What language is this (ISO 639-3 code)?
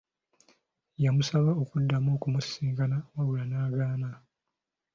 lug